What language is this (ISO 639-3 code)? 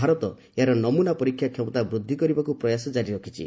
ori